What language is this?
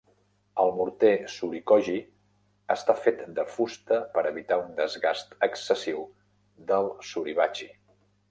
Catalan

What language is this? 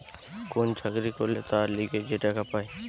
Bangla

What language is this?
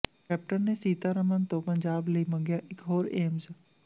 Punjabi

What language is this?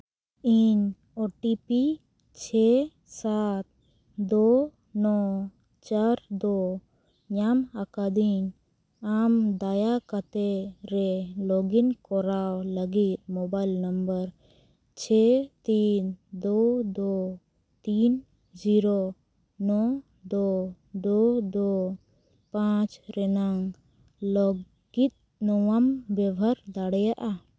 Santali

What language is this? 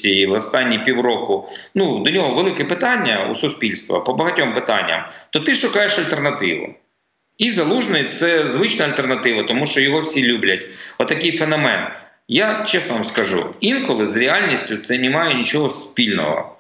Ukrainian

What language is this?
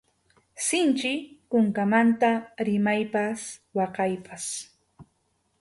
Arequipa-La Unión Quechua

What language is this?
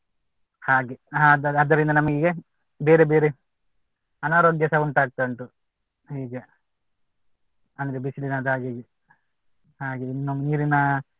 Kannada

